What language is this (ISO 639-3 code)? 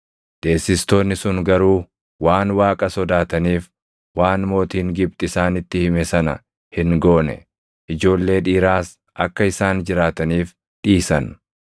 orm